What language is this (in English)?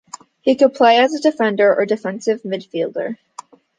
English